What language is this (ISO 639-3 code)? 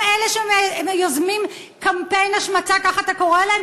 heb